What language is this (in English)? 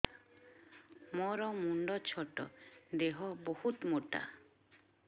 Odia